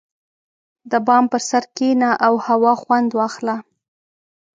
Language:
Pashto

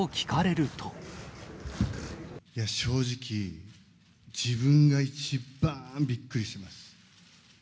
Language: Japanese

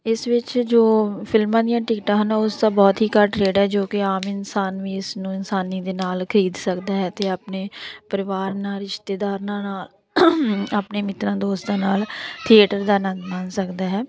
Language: Punjabi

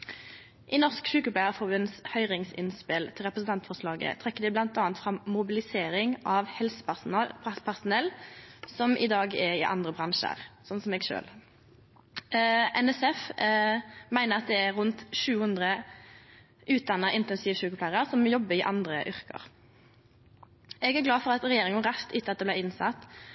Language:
Norwegian Nynorsk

